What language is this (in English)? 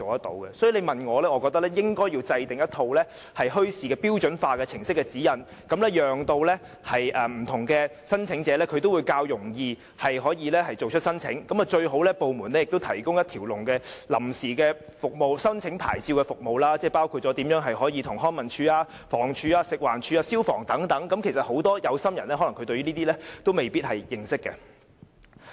Cantonese